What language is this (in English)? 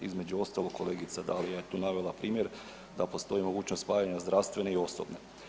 Croatian